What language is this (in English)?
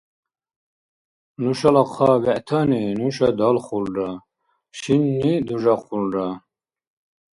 Dargwa